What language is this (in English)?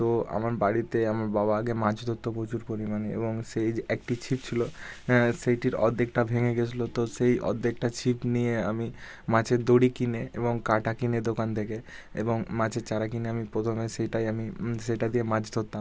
Bangla